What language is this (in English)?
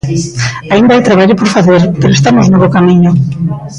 Galician